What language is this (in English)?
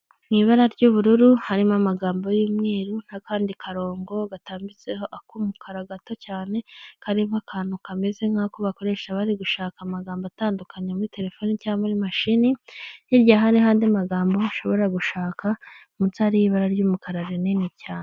Kinyarwanda